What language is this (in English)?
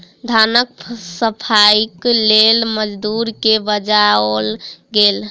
Maithili